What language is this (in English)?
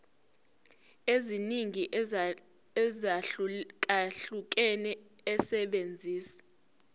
Zulu